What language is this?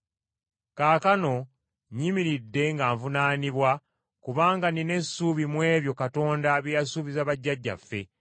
Ganda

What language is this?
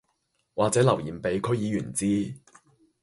Cantonese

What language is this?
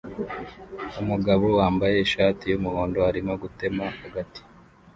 Kinyarwanda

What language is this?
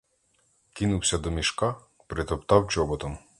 Ukrainian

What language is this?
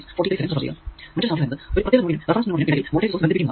Malayalam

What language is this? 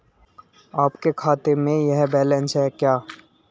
Hindi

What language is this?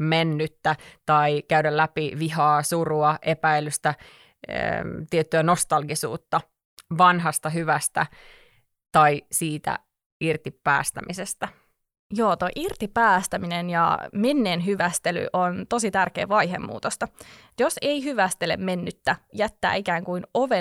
Finnish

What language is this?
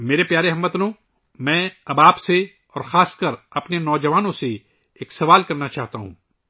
Urdu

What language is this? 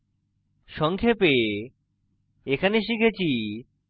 Bangla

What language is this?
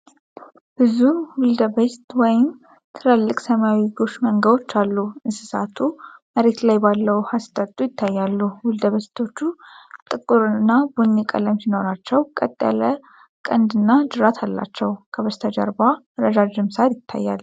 Amharic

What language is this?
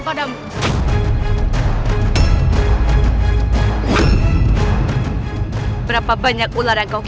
Indonesian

